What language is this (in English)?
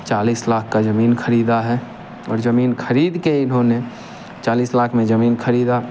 Hindi